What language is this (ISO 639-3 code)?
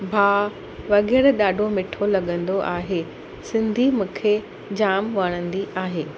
snd